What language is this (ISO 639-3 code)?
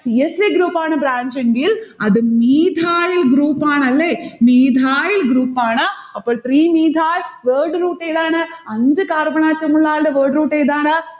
mal